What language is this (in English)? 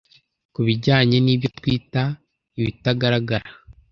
Kinyarwanda